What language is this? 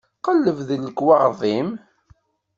Kabyle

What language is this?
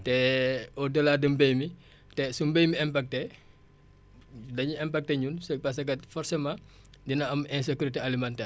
Wolof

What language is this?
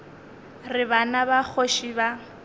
Northern Sotho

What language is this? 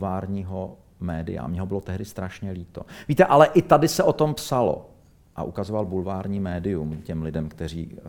Czech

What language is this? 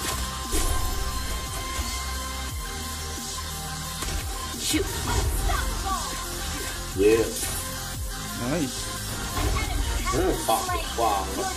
Indonesian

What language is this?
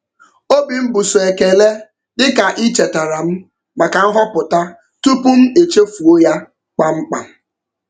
Igbo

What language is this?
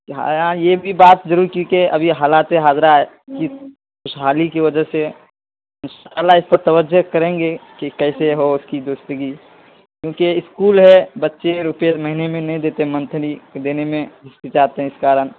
Urdu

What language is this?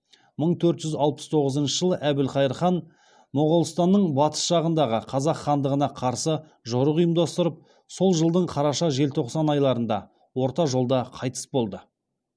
Kazakh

